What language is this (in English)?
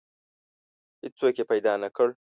Pashto